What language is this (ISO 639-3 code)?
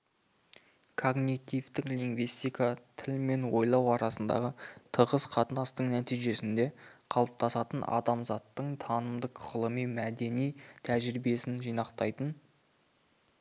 kaz